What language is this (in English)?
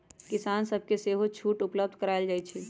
Magahi